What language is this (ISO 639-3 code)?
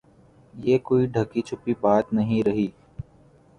urd